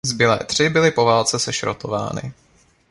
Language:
Czech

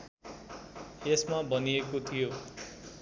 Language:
Nepali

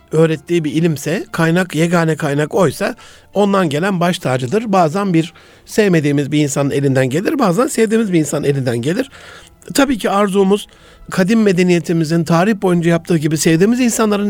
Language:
Turkish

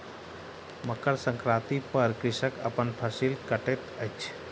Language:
Maithili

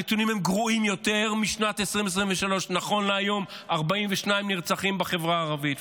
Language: Hebrew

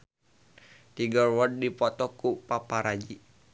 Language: Sundanese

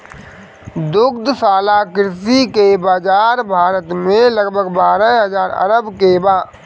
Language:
Bhojpuri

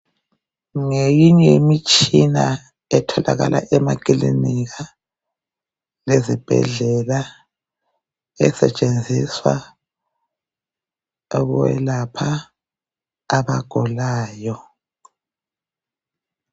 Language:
North Ndebele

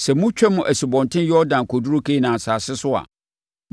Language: Akan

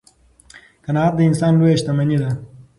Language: Pashto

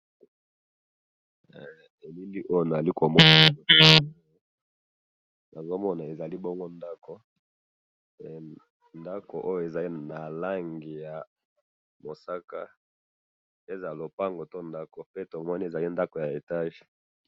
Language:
Lingala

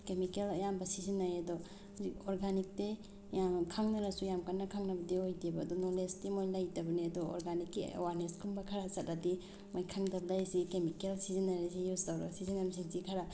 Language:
Manipuri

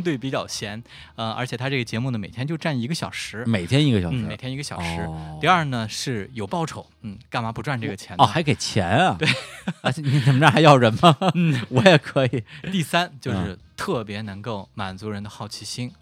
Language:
Chinese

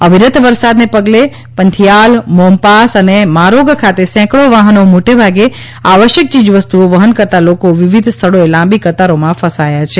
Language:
Gujarati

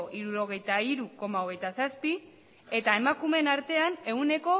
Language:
Basque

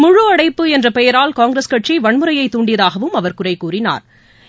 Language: Tamil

